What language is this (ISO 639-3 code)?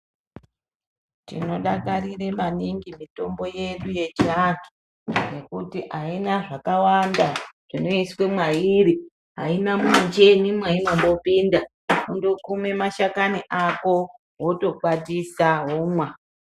ndc